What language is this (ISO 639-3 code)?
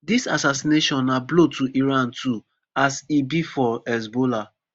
pcm